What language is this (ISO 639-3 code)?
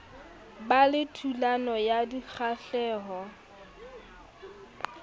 sot